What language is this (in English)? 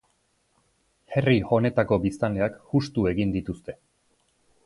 Basque